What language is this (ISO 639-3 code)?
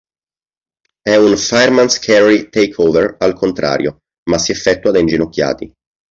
ita